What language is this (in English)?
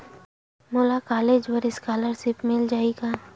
Chhattisgarhi